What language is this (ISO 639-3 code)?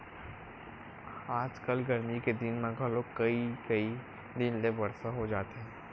hne